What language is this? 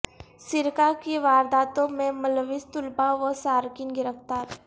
Urdu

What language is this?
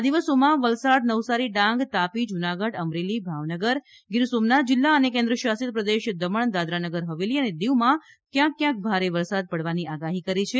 Gujarati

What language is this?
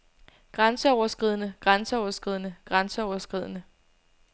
Danish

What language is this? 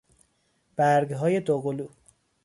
Persian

